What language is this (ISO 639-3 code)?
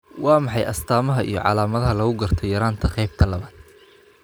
som